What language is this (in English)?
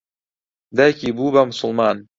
Central Kurdish